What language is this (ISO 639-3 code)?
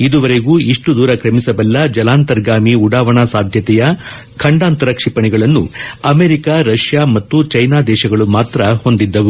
kan